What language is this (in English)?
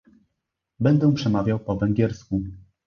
Polish